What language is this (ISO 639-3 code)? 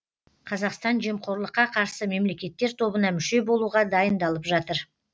kaz